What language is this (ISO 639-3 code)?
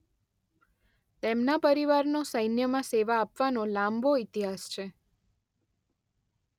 guj